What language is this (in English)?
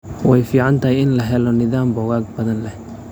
Somali